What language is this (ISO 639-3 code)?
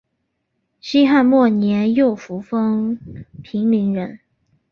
zho